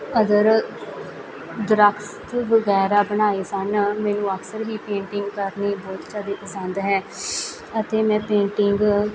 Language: Punjabi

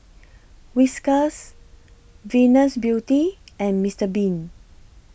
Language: English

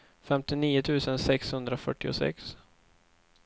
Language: Swedish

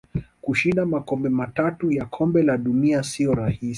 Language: Swahili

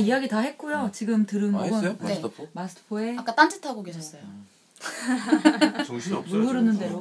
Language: Korean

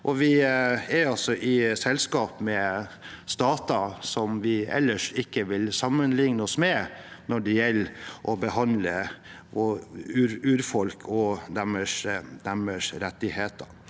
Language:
Norwegian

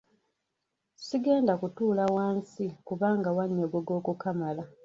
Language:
Ganda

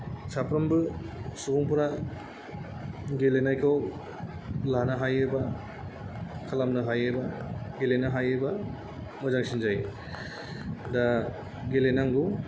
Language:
Bodo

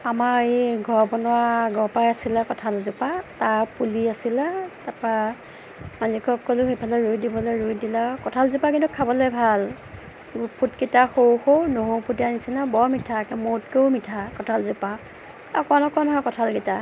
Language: Assamese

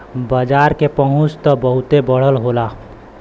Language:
Bhojpuri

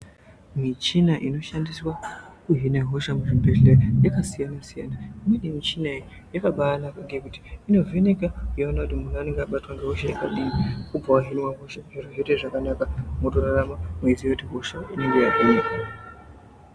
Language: Ndau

